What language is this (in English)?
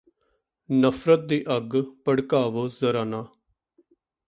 Punjabi